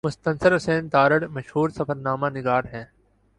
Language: Urdu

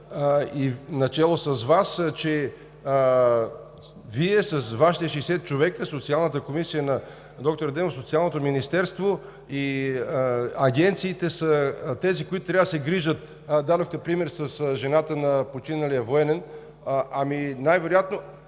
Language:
Bulgarian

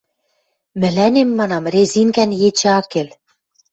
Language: Western Mari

